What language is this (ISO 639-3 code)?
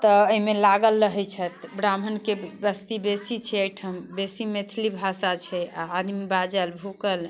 mai